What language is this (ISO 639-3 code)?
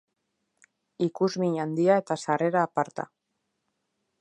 eus